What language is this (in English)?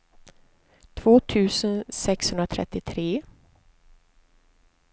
Swedish